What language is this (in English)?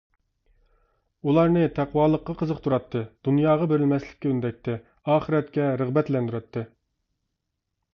Uyghur